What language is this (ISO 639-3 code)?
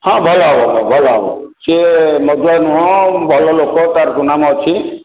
ori